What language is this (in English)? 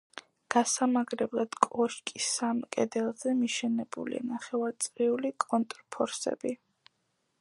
Georgian